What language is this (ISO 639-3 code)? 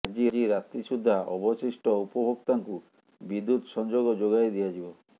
ori